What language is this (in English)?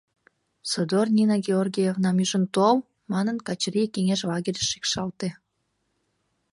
Mari